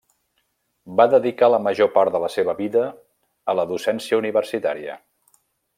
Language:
Catalan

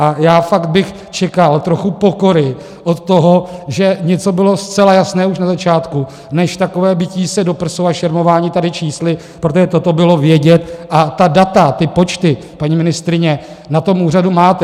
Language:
Czech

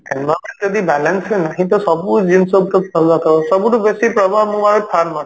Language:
Odia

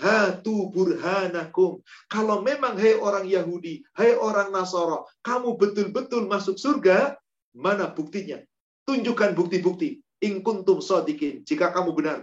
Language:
Indonesian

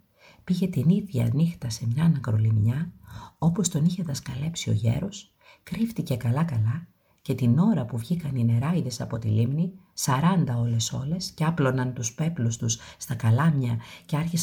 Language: Greek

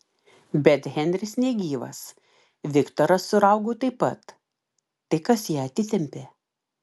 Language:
Lithuanian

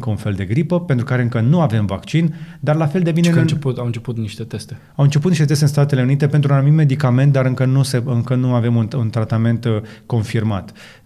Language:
Romanian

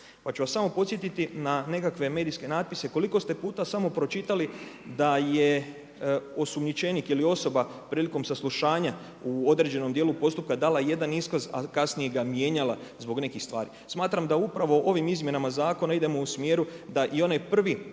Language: Croatian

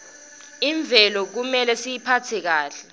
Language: Swati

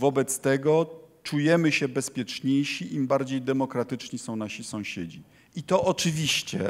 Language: Polish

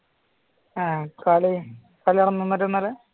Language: Malayalam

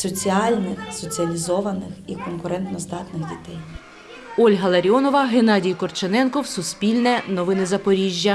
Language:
Ukrainian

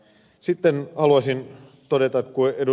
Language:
Finnish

